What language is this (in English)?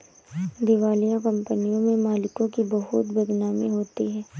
Hindi